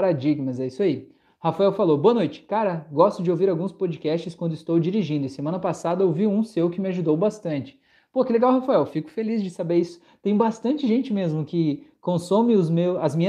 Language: Portuguese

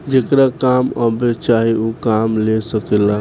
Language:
Bhojpuri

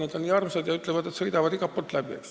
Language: Estonian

